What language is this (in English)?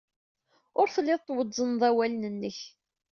Kabyle